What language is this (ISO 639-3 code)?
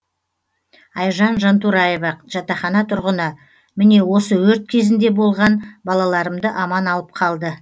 kaz